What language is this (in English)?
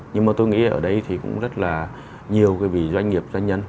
Vietnamese